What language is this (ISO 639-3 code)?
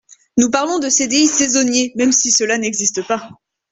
fra